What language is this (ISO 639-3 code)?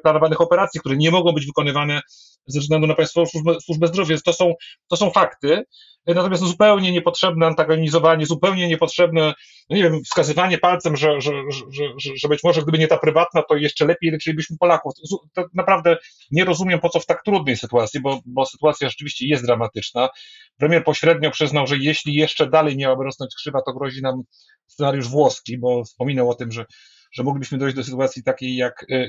pol